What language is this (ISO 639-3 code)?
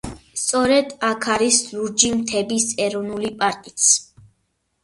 kat